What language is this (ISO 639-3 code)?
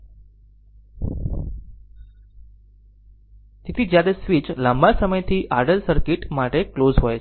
guj